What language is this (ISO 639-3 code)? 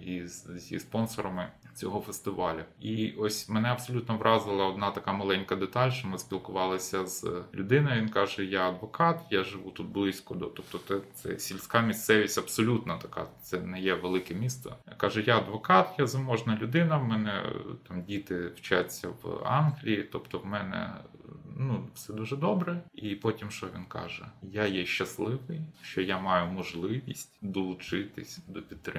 ukr